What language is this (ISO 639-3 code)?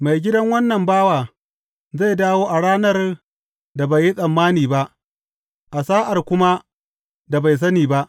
hau